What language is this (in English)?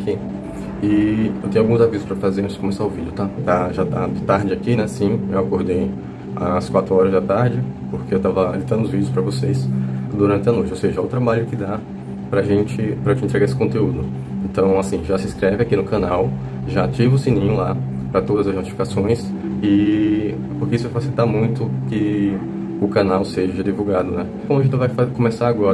Portuguese